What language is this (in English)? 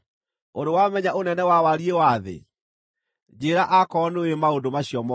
Kikuyu